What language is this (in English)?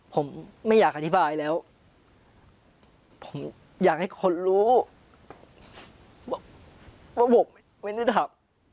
Thai